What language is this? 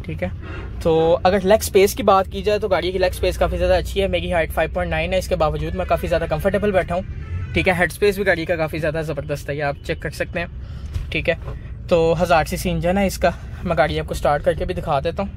Hindi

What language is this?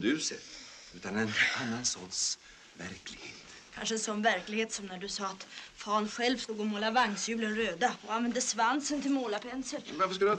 Swedish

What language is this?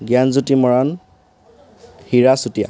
Assamese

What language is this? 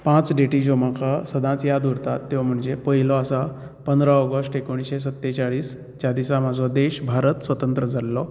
Konkani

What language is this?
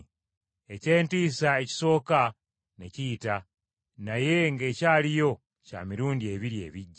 Ganda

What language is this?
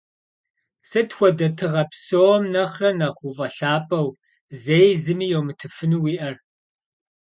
Kabardian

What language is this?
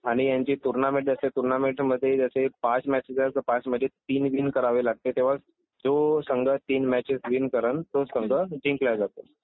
Marathi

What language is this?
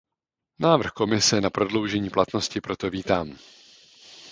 Czech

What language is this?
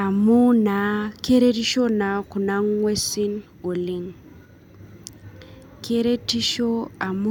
Masai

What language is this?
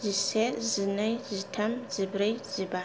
Bodo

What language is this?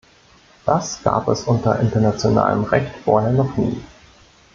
German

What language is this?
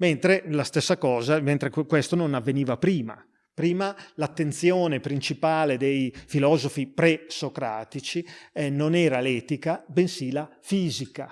Italian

